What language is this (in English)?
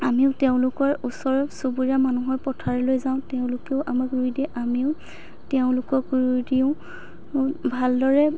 Assamese